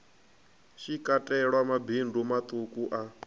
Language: Venda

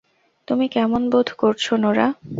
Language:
Bangla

